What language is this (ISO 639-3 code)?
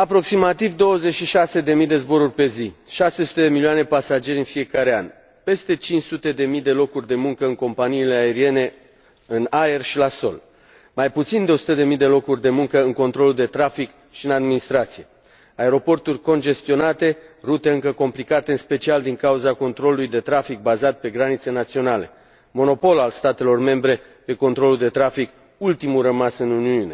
ron